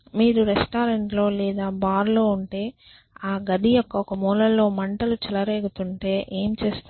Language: Telugu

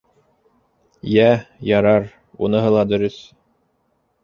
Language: Bashkir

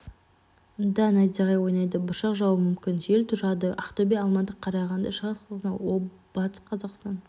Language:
Kazakh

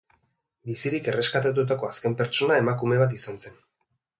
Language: Basque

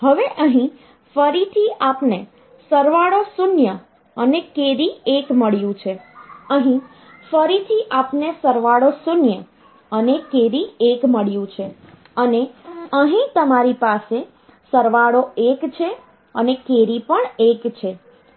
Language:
Gujarati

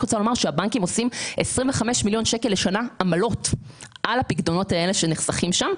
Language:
Hebrew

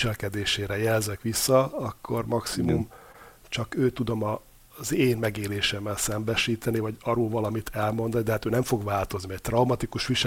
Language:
Hungarian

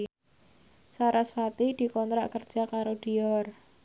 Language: Javanese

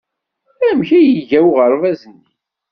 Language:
Kabyle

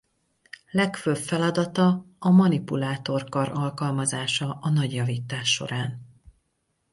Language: Hungarian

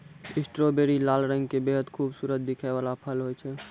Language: Maithili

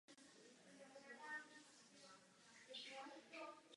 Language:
Czech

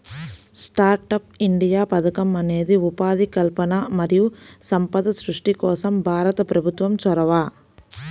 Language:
Telugu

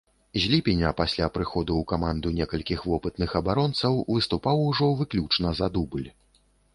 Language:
Belarusian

